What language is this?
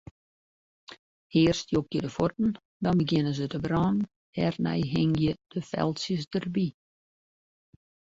Western Frisian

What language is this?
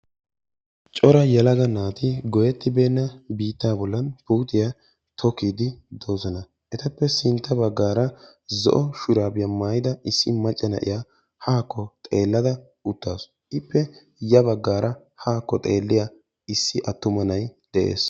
Wolaytta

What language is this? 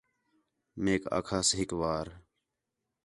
Khetrani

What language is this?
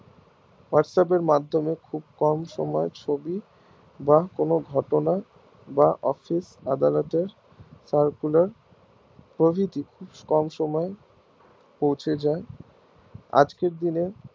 Bangla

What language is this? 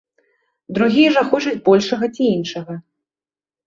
Belarusian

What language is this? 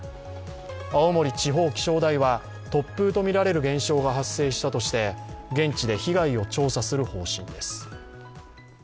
Japanese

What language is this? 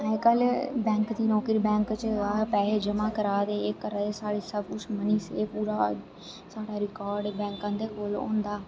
Dogri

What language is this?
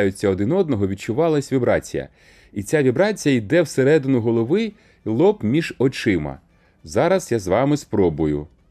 Ukrainian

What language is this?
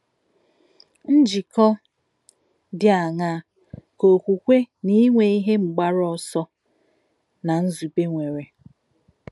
Igbo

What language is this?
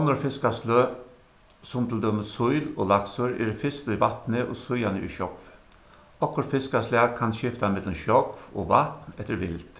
Faroese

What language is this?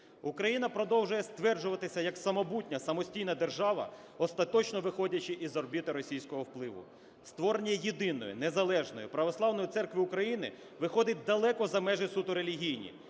Ukrainian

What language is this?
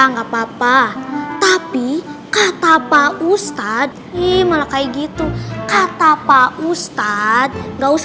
Indonesian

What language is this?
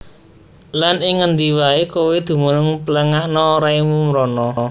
Javanese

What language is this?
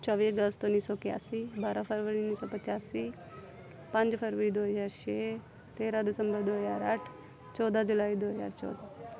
Punjabi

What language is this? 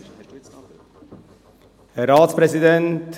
Swiss German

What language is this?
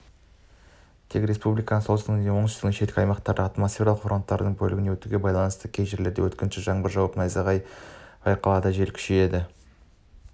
Kazakh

